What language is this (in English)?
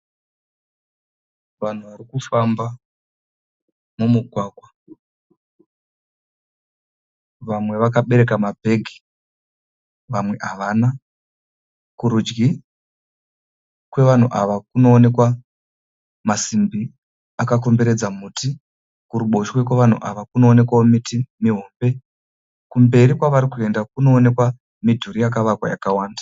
Shona